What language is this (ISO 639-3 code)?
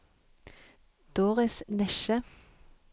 nor